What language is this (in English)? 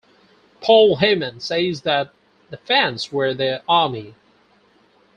English